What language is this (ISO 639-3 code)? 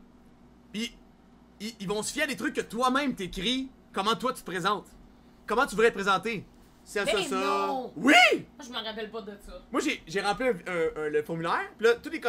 fra